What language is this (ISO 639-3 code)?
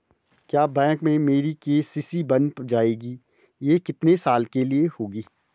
hin